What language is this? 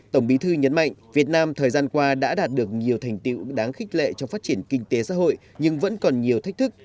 Vietnamese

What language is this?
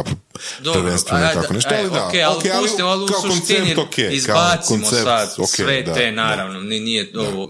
Croatian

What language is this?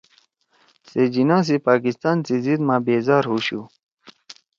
Torwali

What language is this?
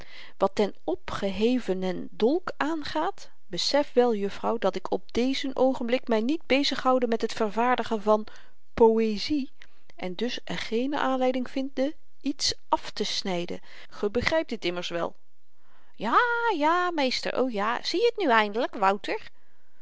Dutch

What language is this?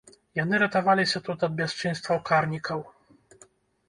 Belarusian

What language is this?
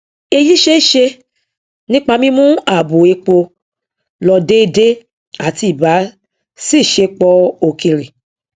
Yoruba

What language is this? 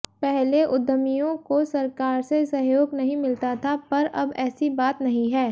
Hindi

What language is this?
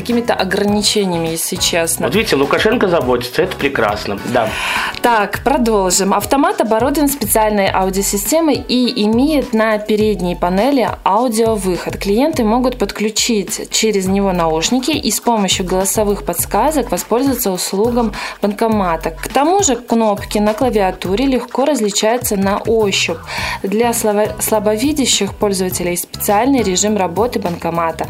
Russian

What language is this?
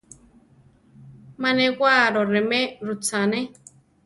Central Tarahumara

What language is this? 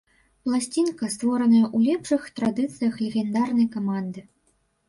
Belarusian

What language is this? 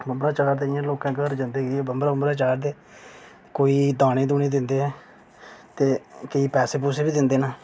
Dogri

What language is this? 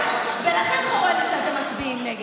Hebrew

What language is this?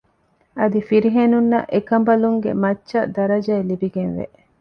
Divehi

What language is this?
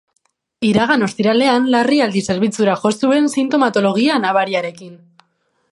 Basque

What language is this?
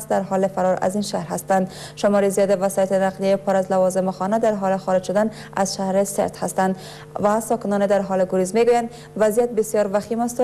Persian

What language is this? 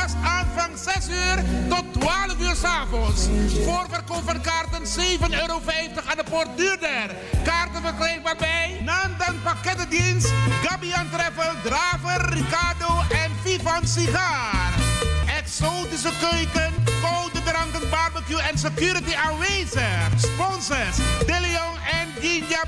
Dutch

